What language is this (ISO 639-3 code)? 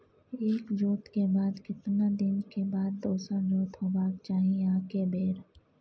mai